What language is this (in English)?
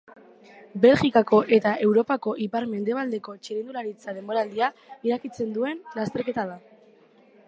Basque